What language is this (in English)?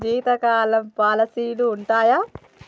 Telugu